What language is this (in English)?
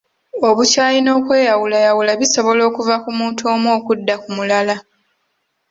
Ganda